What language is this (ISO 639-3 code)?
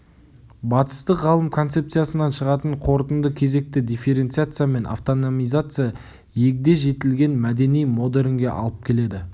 kaz